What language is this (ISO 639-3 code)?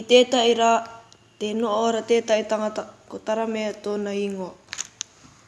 mri